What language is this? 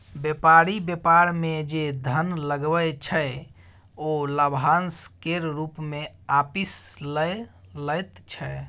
Maithili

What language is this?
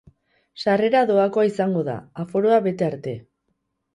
Basque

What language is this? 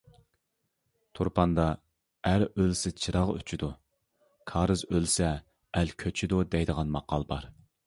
Uyghur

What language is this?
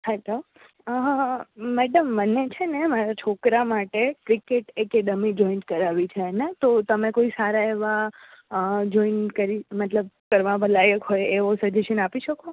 Gujarati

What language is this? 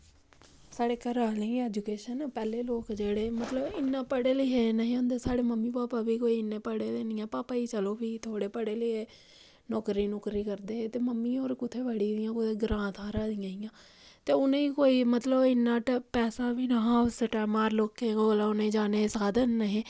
Dogri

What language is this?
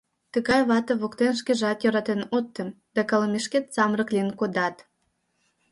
Mari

